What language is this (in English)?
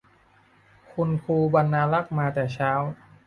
Thai